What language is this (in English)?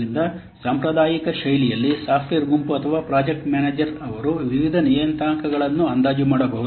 Kannada